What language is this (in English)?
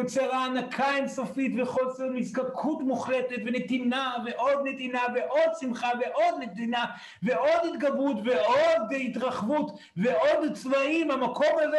Hebrew